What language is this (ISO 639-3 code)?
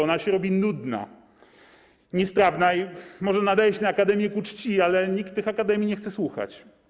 pol